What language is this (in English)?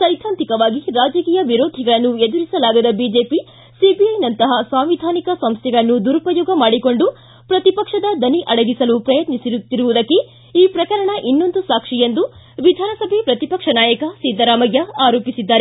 Kannada